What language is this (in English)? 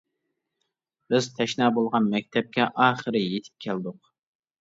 Uyghur